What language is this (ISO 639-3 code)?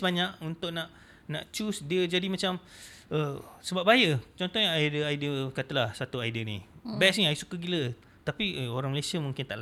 msa